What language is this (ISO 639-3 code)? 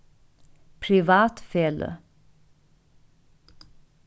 fao